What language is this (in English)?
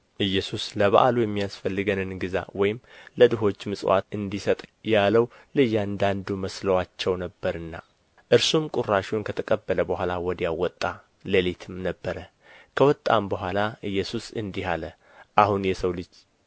Amharic